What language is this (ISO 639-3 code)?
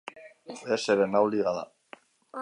eus